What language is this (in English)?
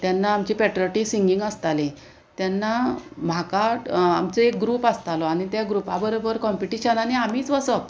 Konkani